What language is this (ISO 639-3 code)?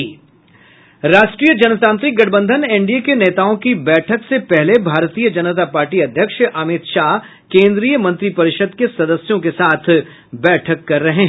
hin